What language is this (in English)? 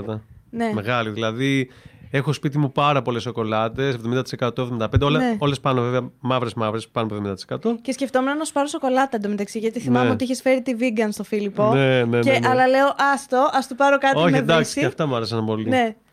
Greek